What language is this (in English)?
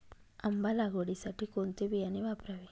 Marathi